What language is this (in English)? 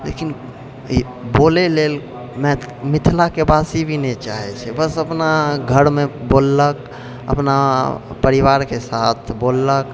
Maithili